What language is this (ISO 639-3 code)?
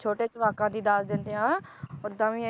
pan